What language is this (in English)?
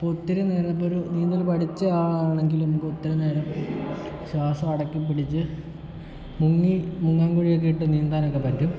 Malayalam